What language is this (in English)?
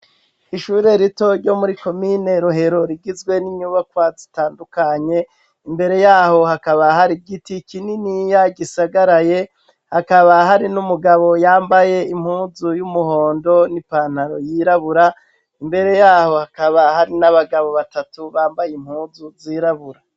Rundi